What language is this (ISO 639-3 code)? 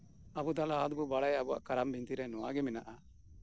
sat